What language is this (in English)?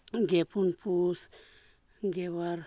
Santali